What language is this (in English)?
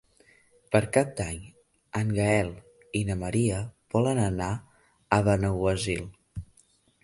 Catalan